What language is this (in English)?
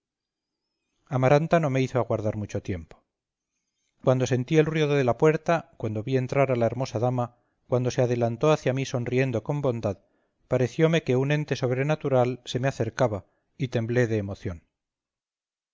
Spanish